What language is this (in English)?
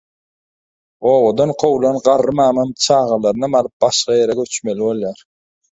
Turkmen